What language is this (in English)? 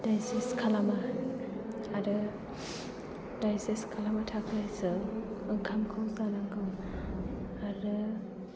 Bodo